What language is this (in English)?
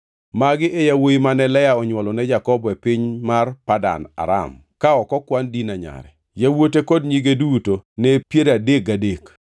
Luo (Kenya and Tanzania)